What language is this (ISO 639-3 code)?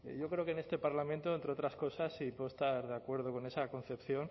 spa